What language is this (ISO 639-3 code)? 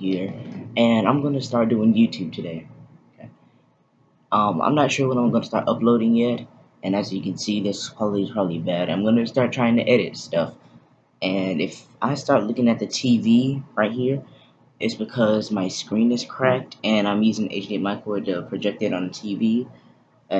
eng